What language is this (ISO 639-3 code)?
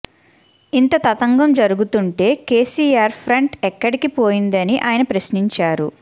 tel